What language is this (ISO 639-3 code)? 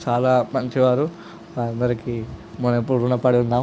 tel